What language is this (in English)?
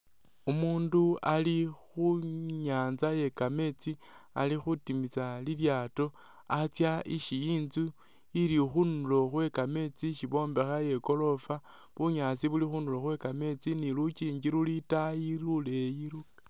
Masaaba